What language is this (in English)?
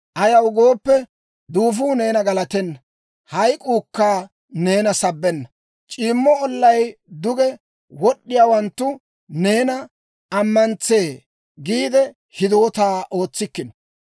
Dawro